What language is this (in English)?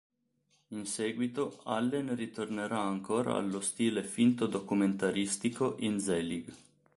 Italian